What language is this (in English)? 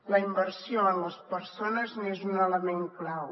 Catalan